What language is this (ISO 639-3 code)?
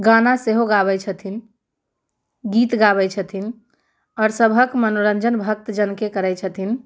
mai